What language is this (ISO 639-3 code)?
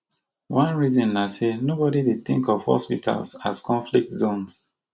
pcm